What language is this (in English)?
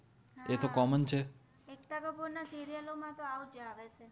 Gujarati